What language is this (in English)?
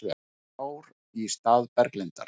Icelandic